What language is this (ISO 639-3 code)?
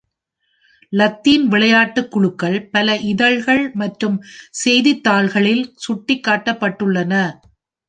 tam